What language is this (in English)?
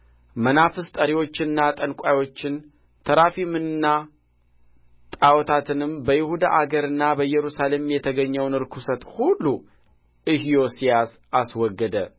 Amharic